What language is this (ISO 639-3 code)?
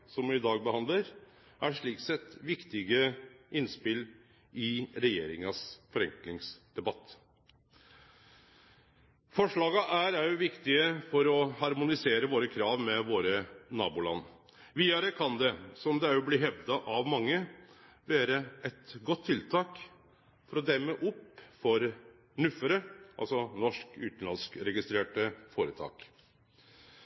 nno